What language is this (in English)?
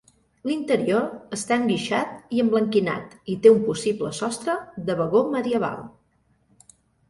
Catalan